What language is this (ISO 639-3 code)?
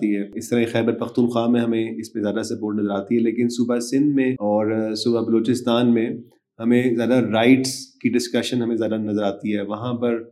urd